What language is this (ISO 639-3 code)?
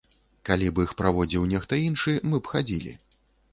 bel